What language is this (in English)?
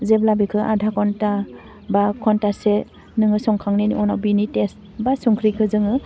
Bodo